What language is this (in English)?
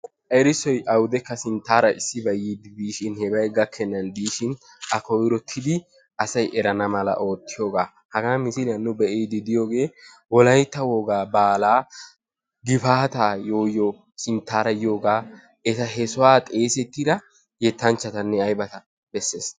Wolaytta